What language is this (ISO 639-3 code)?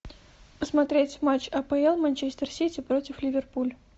rus